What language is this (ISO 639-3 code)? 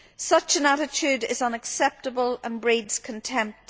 eng